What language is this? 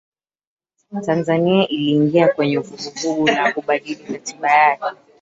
Swahili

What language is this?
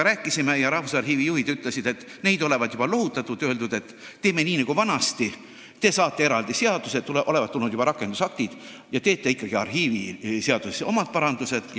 Estonian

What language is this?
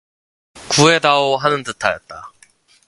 Korean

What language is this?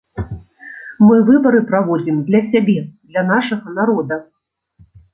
Belarusian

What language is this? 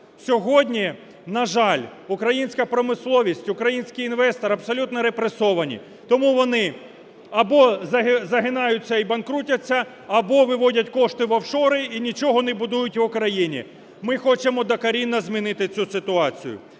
Ukrainian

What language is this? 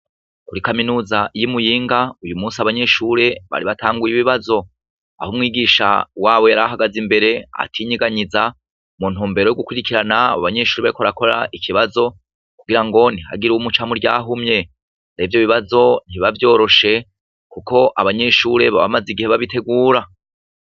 Rundi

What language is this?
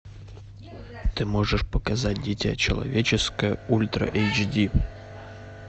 Russian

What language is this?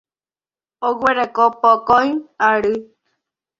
Guarani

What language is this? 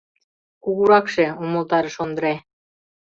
Mari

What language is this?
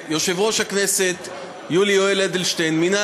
Hebrew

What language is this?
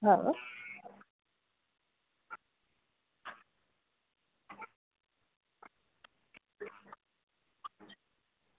Gujarati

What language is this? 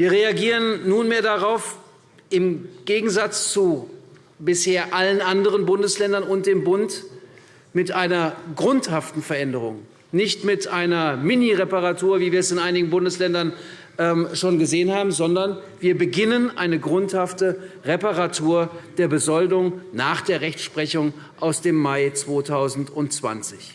German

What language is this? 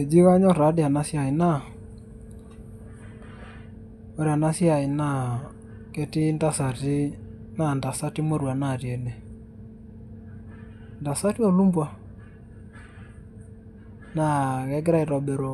Masai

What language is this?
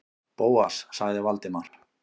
Icelandic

